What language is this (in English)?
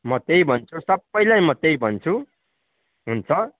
Nepali